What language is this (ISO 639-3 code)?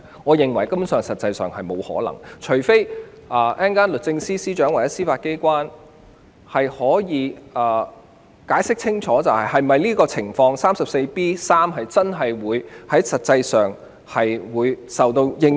yue